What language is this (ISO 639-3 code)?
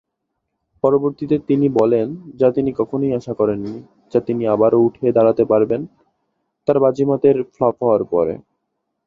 ben